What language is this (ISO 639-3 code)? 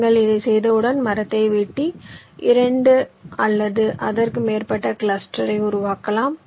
tam